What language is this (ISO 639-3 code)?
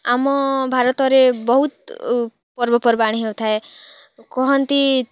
ori